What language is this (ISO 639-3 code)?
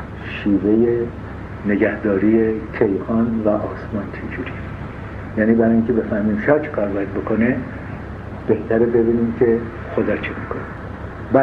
fas